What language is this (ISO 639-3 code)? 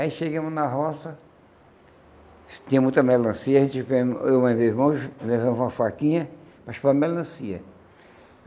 por